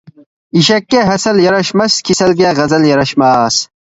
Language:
Uyghur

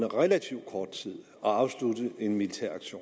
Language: Danish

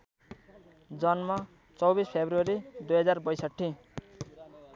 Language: Nepali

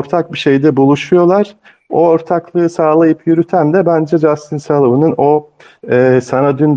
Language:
Turkish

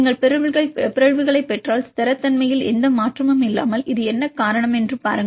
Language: Tamil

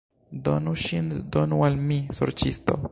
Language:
Esperanto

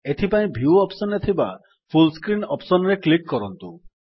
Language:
Odia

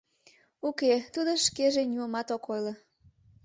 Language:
Mari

